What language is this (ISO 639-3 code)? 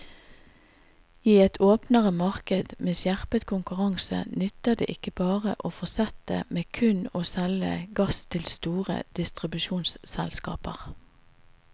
nor